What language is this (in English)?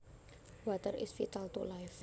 Javanese